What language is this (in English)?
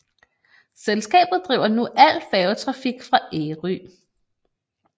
Danish